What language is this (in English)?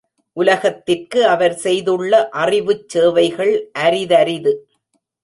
Tamil